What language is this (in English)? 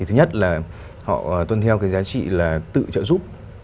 Vietnamese